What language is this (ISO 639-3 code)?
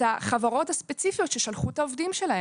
heb